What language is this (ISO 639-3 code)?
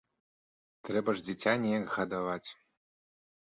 bel